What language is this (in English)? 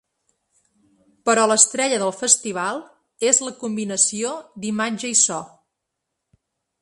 Catalan